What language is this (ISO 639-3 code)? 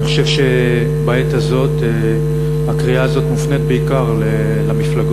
heb